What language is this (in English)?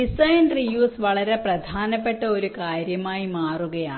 Malayalam